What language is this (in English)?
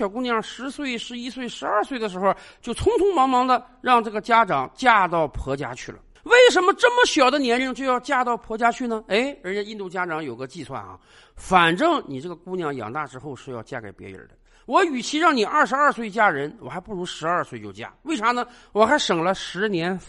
Chinese